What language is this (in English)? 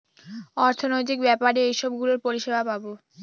Bangla